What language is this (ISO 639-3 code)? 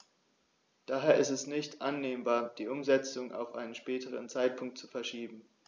deu